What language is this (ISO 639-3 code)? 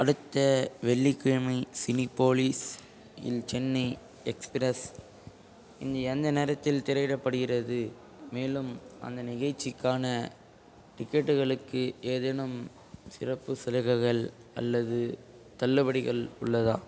tam